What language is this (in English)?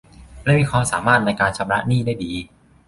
Thai